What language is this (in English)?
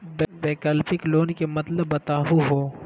Magahi